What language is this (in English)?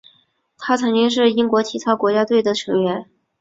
Chinese